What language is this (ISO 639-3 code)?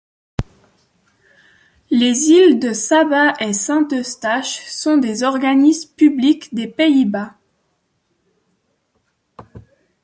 fra